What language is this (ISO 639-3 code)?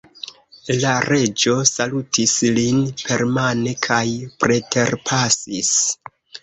epo